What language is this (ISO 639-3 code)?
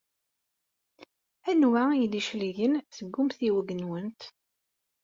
kab